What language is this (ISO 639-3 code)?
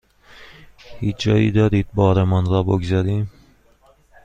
fas